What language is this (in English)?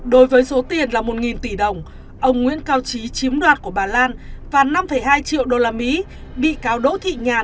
Vietnamese